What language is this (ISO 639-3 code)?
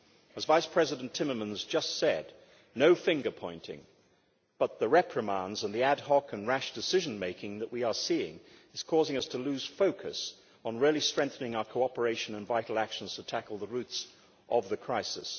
eng